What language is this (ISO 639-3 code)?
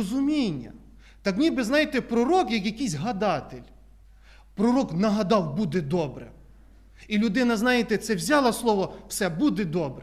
ukr